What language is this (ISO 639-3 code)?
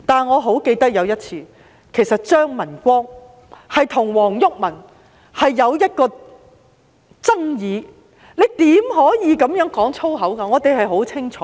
yue